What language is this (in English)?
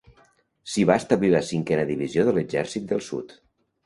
Catalan